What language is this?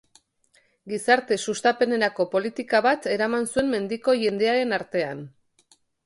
Basque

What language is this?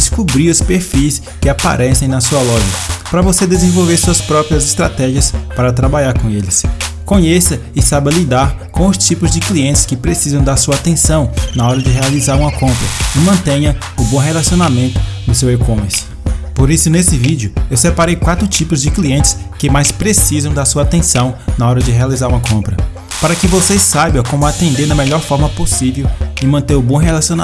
Portuguese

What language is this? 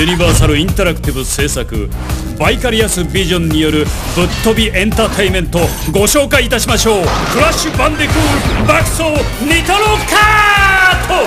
Japanese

